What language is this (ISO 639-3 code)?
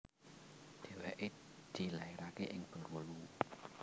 jav